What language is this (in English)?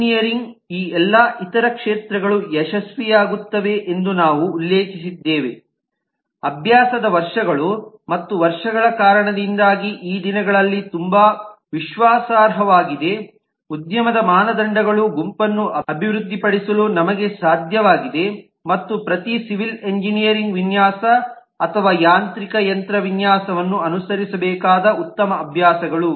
Kannada